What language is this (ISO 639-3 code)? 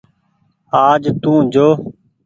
gig